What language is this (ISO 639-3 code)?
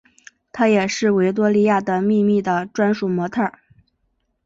zho